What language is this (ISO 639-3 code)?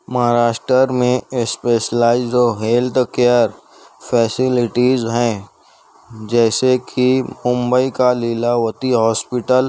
urd